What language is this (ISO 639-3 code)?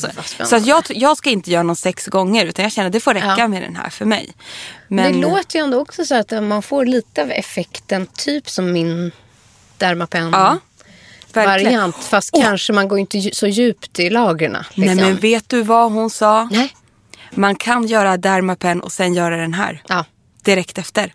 swe